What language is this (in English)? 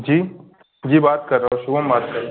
Hindi